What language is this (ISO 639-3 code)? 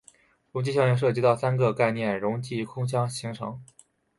zho